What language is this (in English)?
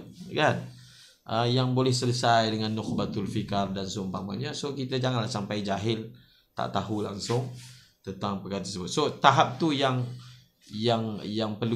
Malay